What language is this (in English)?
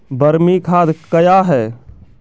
Maithili